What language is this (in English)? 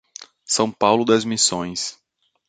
Portuguese